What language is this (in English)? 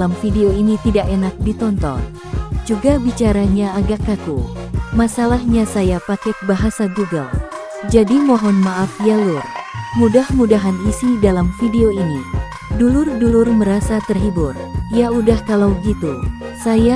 Indonesian